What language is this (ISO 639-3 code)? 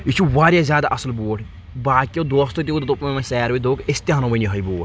kas